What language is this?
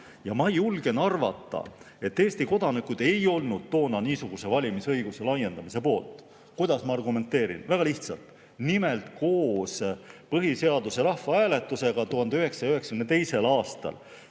Estonian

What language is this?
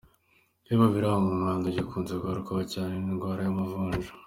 Kinyarwanda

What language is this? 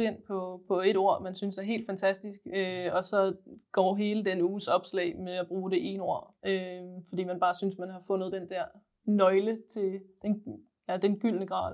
Danish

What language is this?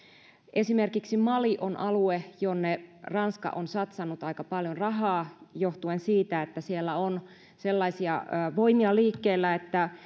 Finnish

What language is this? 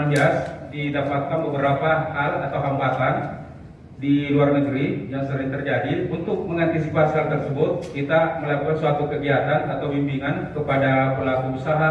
Indonesian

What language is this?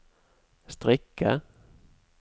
Norwegian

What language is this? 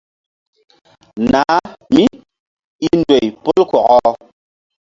Mbum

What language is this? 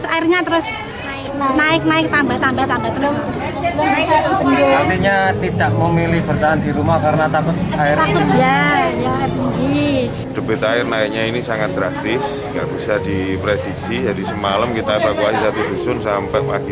Indonesian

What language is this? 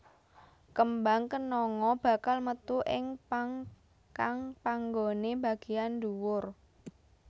Javanese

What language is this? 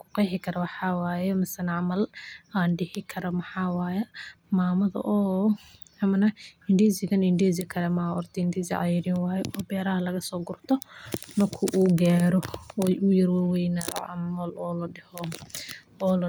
Somali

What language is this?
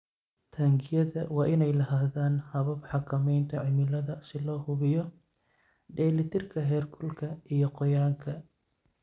Somali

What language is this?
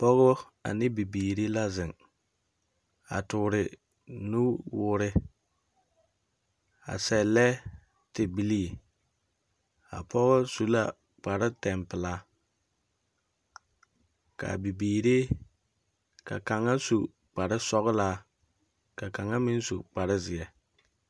Southern Dagaare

